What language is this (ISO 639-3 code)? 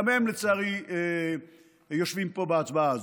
heb